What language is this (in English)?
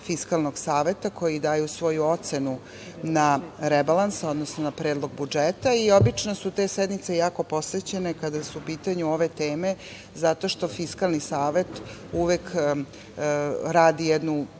Serbian